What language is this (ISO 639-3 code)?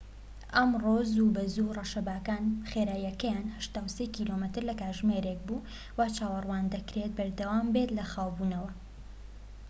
ckb